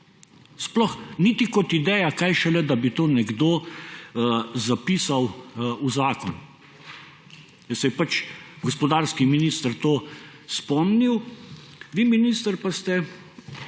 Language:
Slovenian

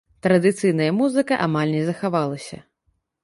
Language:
Belarusian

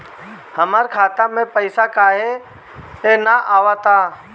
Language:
Bhojpuri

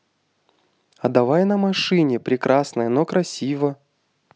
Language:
Russian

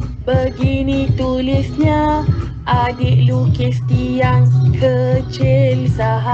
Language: Malay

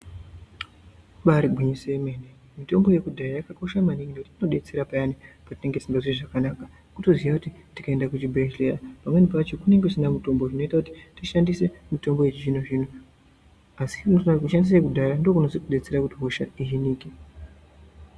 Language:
Ndau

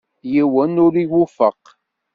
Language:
Kabyle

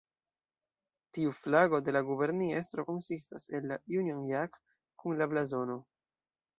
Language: Esperanto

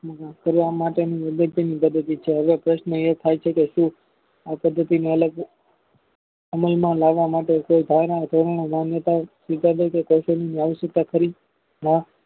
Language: Gujarati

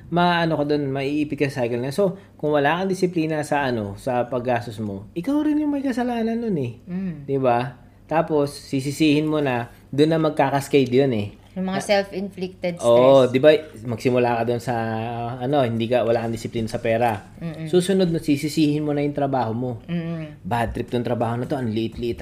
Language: Filipino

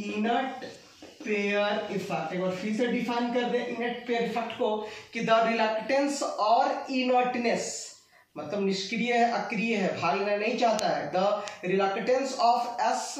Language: Hindi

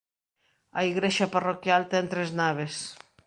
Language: Galician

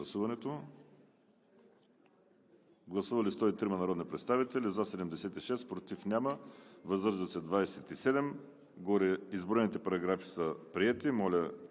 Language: Bulgarian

